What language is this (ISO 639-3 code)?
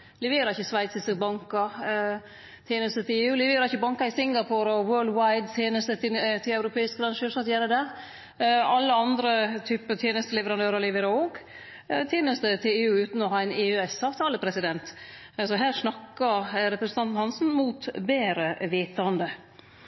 nno